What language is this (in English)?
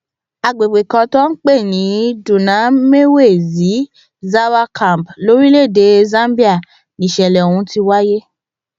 Yoruba